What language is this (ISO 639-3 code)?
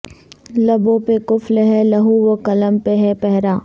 urd